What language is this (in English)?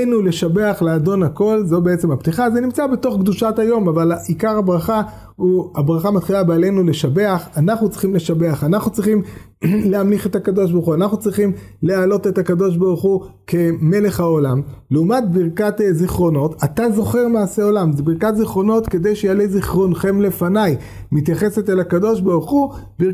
Hebrew